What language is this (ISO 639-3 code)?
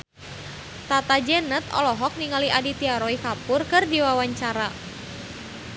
sun